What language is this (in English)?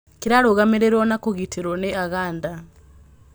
Kikuyu